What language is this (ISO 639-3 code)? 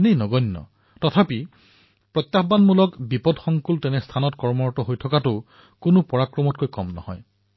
asm